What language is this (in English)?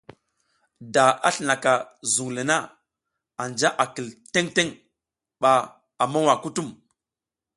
South Giziga